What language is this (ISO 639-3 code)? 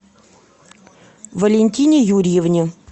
rus